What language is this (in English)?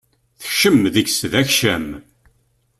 Kabyle